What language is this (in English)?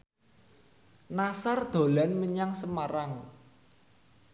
Javanese